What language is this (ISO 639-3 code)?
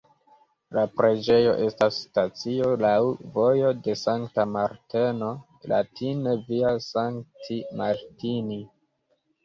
epo